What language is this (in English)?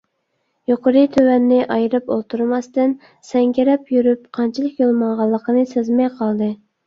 Uyghur